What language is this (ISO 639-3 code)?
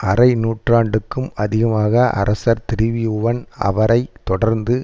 tam